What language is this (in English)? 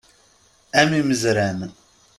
Kabyle